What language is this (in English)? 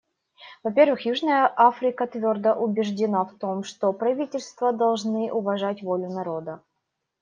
Russian